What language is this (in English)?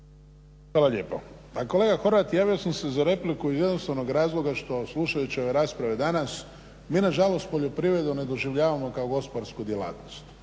Croatian